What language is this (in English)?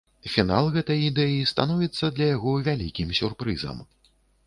Belarusian